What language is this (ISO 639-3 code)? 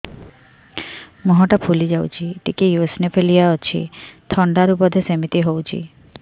ori